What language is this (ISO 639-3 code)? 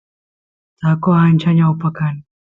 qus